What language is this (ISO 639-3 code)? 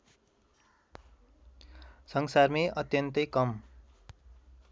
nep